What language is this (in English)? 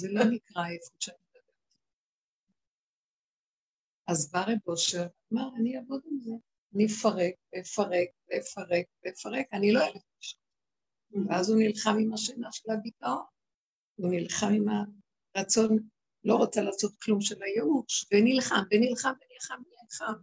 Hebrew